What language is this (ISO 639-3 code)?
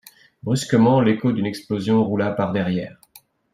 fra